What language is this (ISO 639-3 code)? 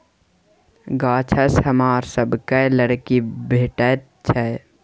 mai